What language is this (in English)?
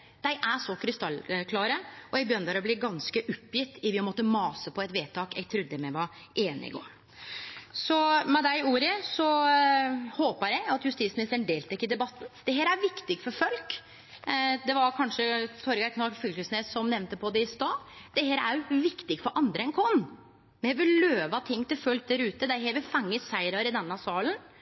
Norwegian Nynorsk